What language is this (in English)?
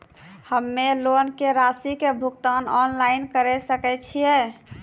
Maithili